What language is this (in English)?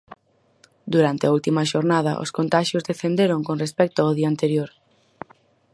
Galician